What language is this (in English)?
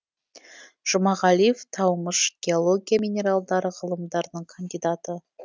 Kazakh